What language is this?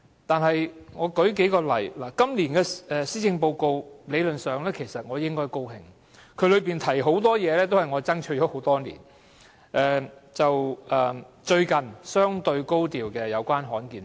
Cantonese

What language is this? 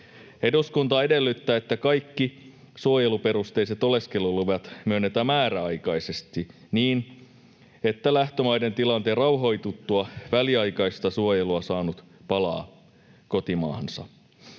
Finnish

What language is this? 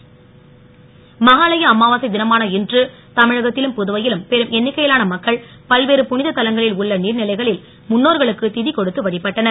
Tamil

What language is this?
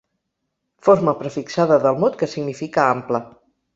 Catalan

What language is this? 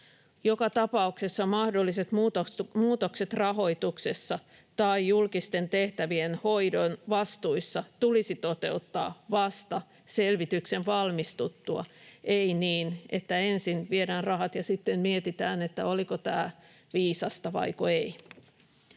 Finnish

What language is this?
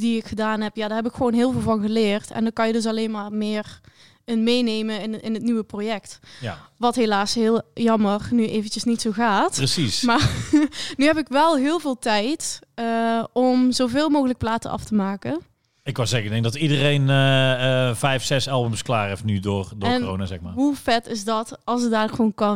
Dutch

